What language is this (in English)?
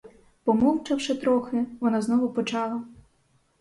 Ukrainian